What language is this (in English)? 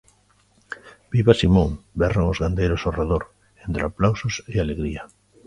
Galician